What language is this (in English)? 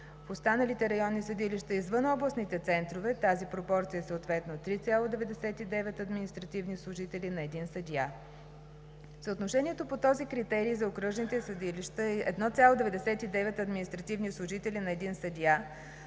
Bulgarian